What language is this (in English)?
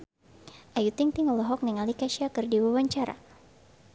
Sundanese